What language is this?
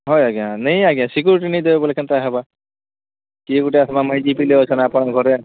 Odia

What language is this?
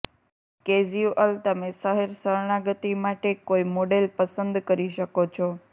Gujarati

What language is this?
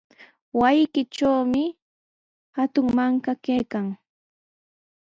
Sihuas Ancash Quechua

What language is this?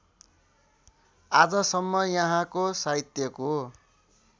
Nepali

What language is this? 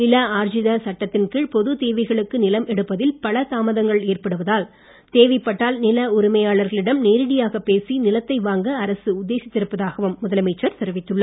Tamil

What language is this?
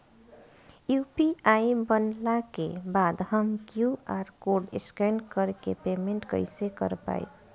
Bhojpuri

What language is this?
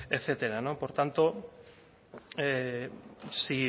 Spanish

